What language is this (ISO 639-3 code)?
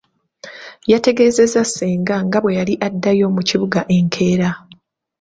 lug